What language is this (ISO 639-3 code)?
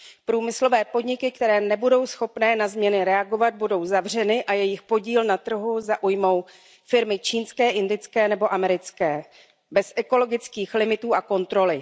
ces